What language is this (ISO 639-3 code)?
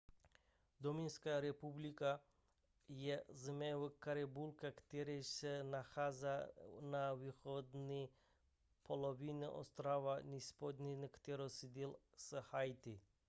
ces